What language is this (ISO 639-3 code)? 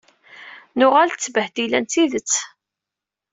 kab